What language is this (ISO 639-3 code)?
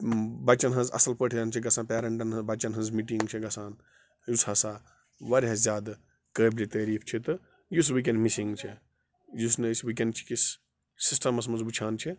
kas